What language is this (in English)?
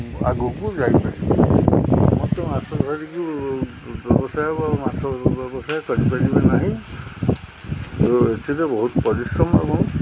Odia